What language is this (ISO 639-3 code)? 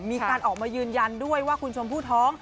tha